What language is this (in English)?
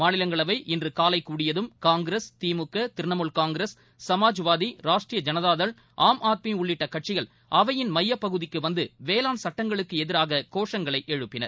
Tamil